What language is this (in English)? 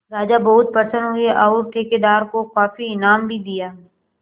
Hindi